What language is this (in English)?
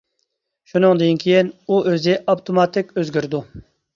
Uyghur